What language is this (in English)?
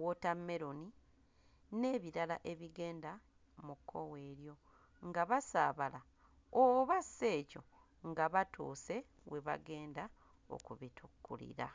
Ganda